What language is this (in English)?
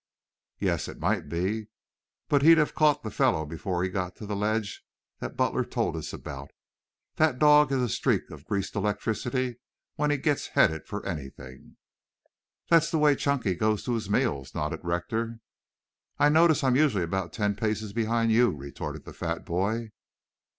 English